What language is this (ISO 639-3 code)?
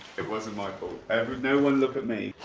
eng